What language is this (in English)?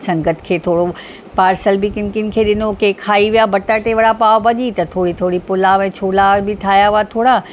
Sindhi